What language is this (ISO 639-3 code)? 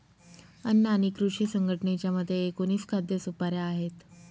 mar